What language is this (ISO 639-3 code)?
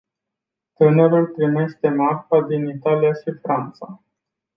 ron